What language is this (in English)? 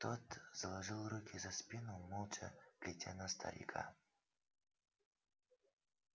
Russian